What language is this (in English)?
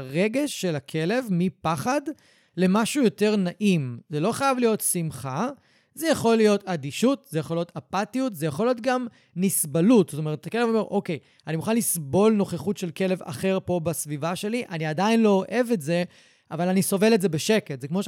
Hebrew